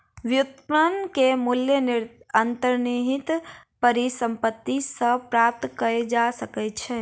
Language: Maithili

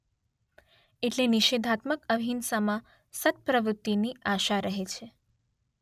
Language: Gujarati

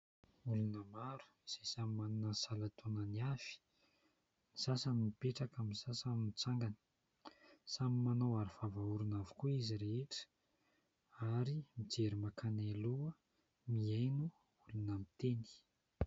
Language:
Malagasy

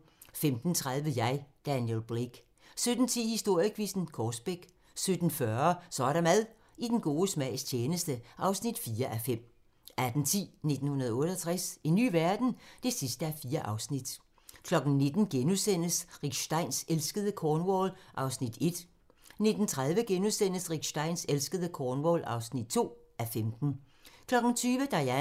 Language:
Danish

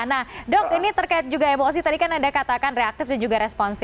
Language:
Indonesian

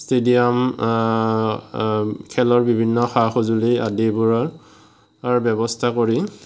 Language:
Assamese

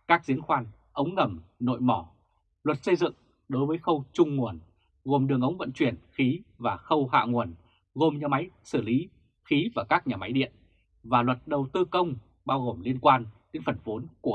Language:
Vietnamese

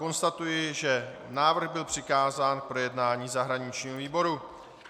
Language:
Czech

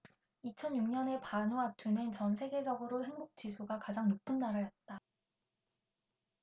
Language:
Korean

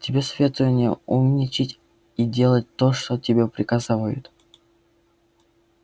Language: Russian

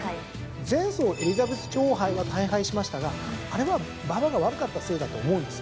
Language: Japanese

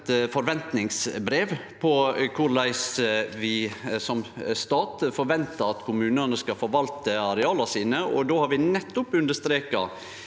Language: Norwegian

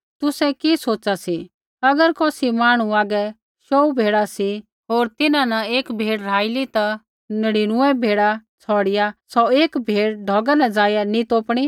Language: Kullu Pahari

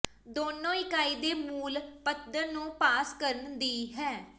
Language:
Punjabi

